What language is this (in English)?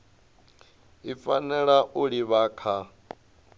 Venda